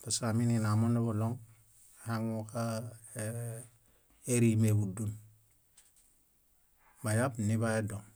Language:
Bayot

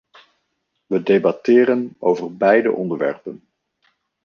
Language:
Dutch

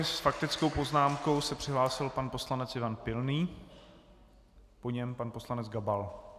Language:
Czech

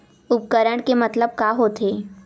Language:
Chhattisgarhi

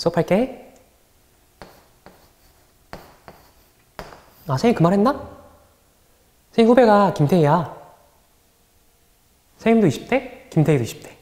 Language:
Korean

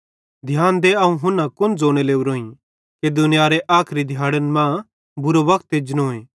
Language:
Bhadrawahi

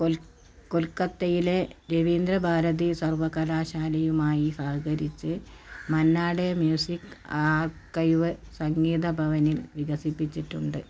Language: Malayalam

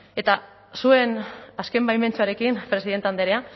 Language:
Basque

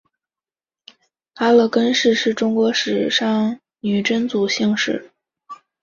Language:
Chinese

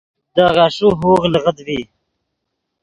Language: Yidgha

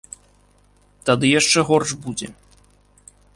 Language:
Belarusian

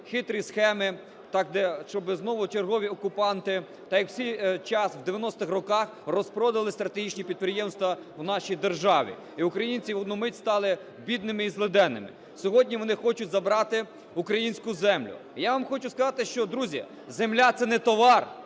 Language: Ukrainian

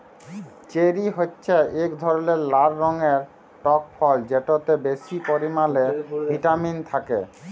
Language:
Bangla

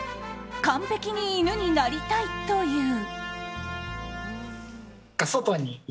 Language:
Japanese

